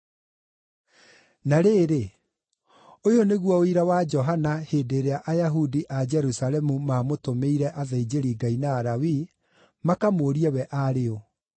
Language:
Kikuyu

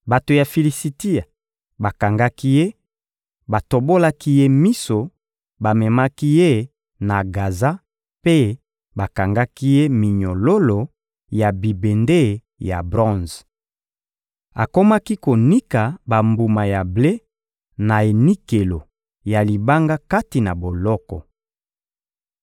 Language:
Lingala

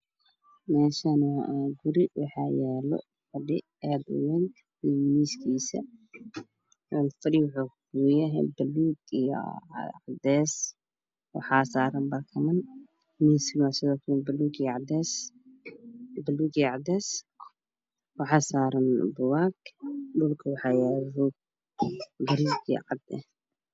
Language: Somali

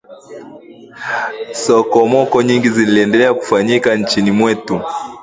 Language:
Swahili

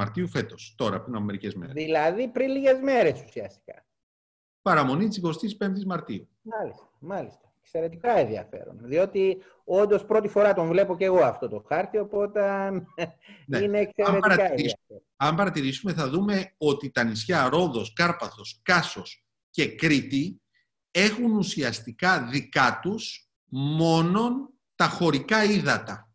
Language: Greek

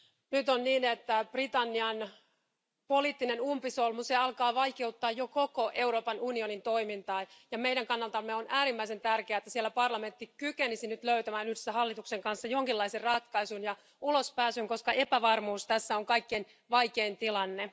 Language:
Finnish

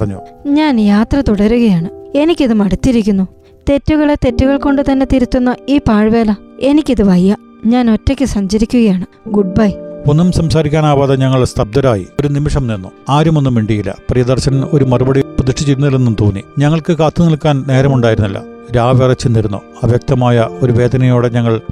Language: Malayalam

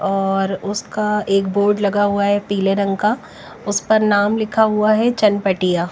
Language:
Hindi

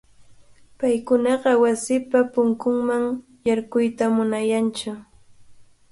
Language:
Cajatambo North Lima Quechua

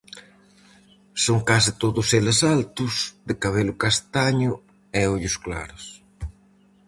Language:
Galician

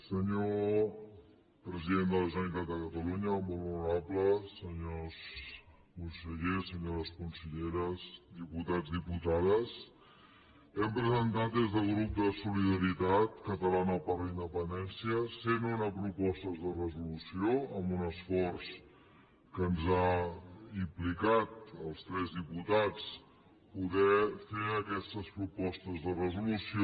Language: Catalan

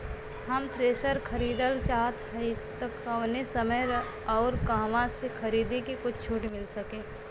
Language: Bhojpuri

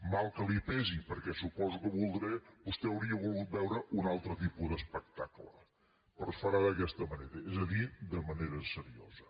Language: Catalan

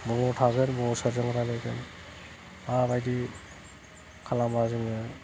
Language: Bodo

